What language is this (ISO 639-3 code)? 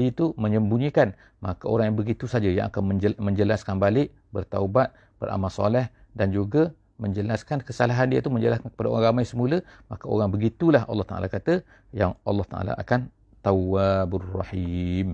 msa